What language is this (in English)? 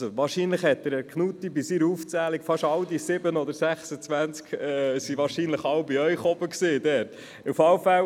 Swiss German